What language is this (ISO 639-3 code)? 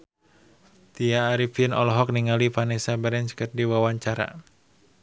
sun